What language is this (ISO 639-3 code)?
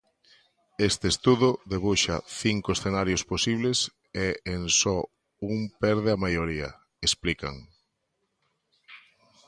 glg